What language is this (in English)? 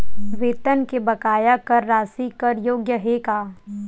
Chhattisgarhi